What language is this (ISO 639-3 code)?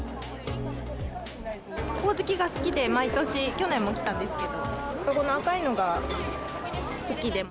jpn